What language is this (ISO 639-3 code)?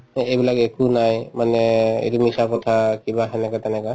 asm